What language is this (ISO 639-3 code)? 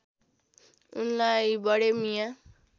nep